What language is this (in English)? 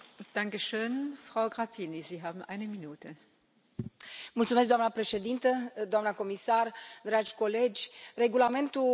Romanian